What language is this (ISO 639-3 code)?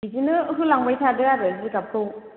brx